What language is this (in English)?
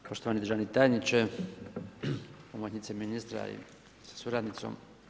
Croatian